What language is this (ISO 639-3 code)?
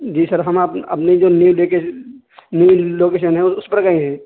urd